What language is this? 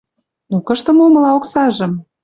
Western Mari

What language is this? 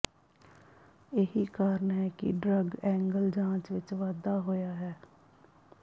Punjabi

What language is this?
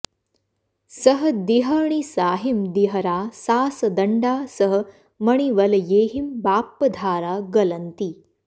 Sanskrit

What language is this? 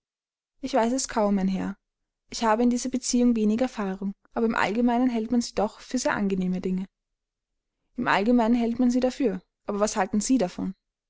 German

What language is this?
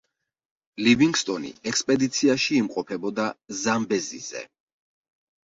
Georgian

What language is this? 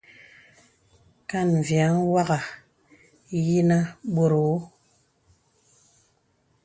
Bebele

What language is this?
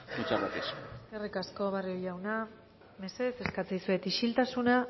Basque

